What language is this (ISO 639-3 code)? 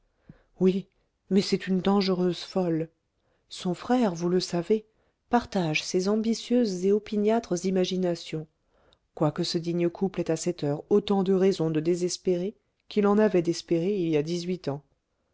fra